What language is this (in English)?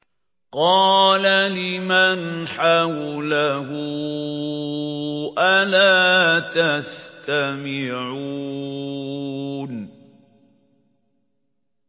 Arabic